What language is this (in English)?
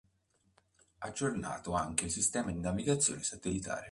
Italian